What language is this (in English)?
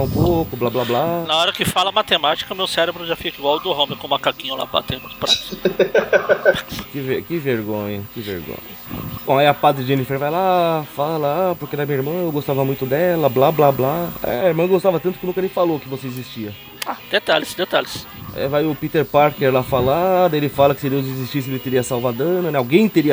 Portuguese